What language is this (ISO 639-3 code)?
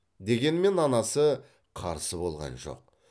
kaz